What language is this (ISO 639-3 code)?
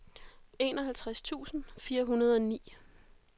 dan